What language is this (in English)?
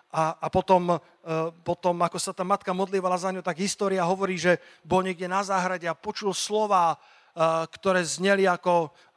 Slovak